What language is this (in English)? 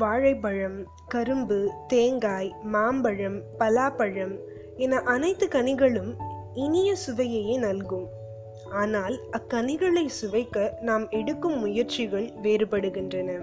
Tamil